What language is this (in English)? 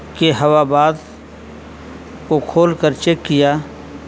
Urdu